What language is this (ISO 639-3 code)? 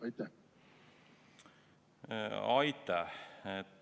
est